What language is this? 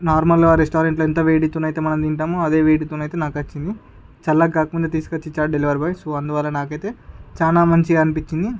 Telugu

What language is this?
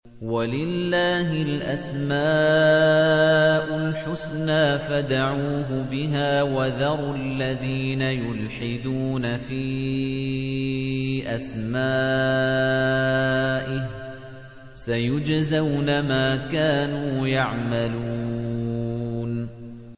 Arabic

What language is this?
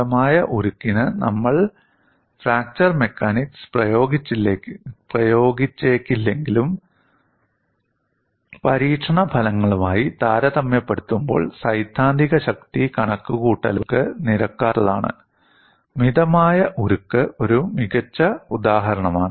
Malayalam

